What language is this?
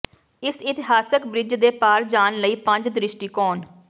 Punjabi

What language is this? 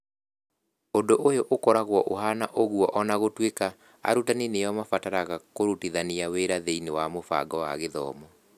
Kikuyu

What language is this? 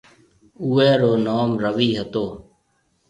Marwari (Pakistan)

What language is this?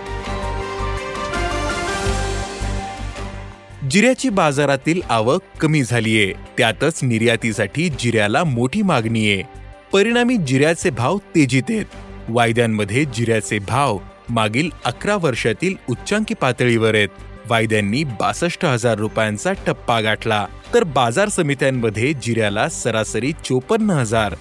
Marathi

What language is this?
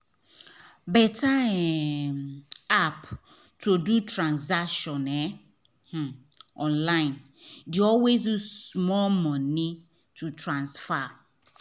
Nigerian Pidgin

